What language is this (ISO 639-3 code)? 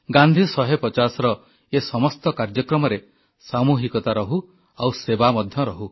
ori